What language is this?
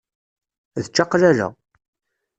Kabyle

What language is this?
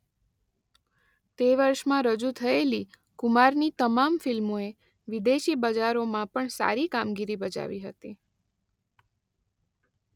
Gujarati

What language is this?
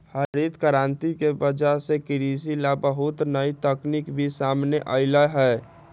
Magahi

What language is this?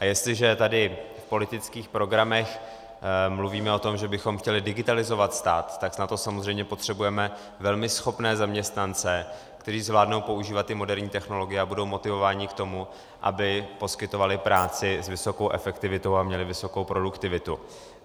Czech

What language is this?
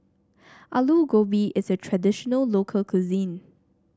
English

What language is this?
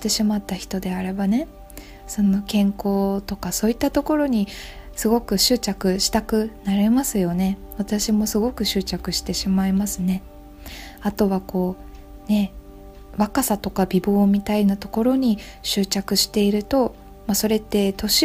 Japanese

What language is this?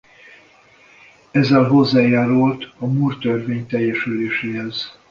Hungarian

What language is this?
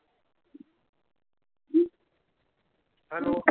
Marathi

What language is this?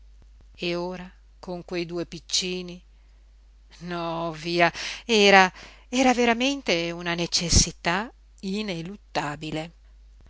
Italian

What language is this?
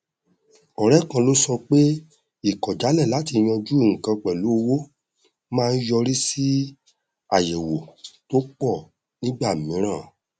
Yoruba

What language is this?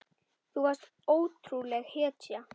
Icelandic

